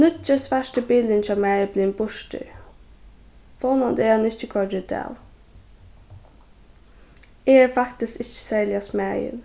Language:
Faroese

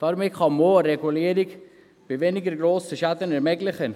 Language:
Swiss German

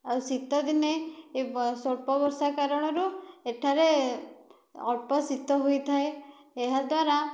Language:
Odia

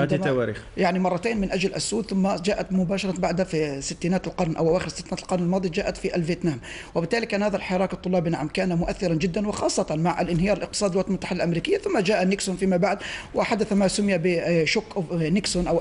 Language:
Arabic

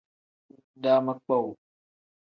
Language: Tem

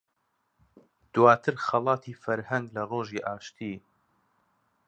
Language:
Central Kurdish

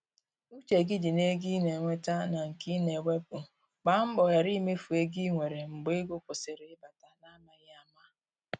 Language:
Igbo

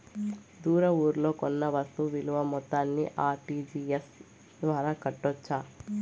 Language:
Telugu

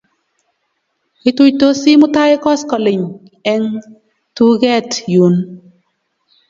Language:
Kalenjin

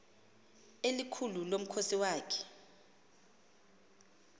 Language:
Xhosa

